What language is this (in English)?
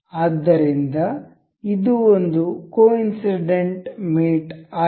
Kannada